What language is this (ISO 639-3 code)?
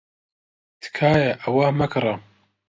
ckb